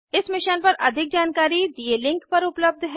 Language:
Hindi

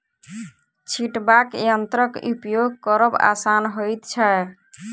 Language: Maithili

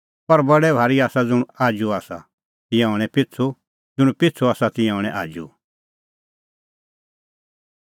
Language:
Kullu Pahari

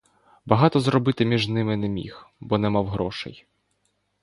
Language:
Ukrainian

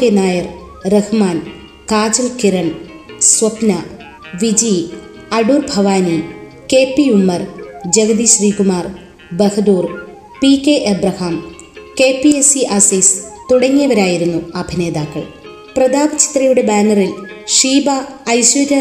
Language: Malayalam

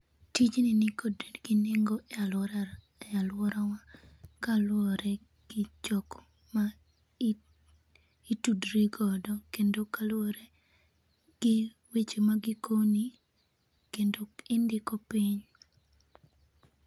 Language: Luo (Kenya and Tanzania)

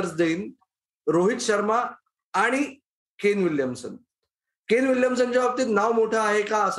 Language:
Marathi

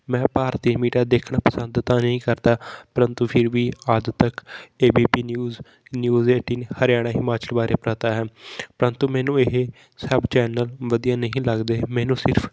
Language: Punjabi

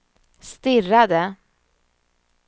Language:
Swedish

